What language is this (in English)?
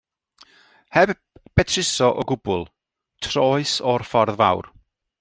Welsh